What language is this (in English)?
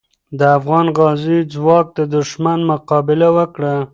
Pashto